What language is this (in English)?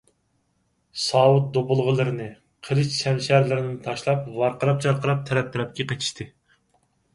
Uyghur